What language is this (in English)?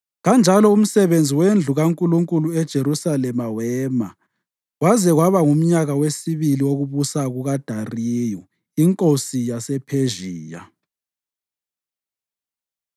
North Ndebele